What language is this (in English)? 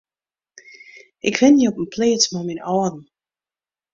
Western Frisian